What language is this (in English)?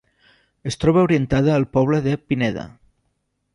Catalan